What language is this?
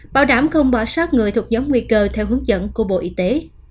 Vietnamese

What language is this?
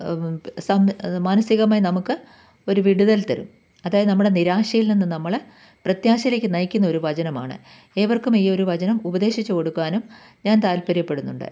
Malayalam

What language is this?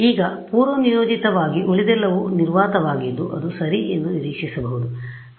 Kannada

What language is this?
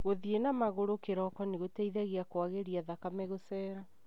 Kikuyu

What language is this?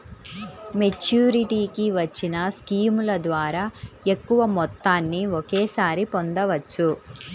Telugu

